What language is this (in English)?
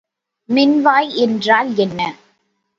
Tamil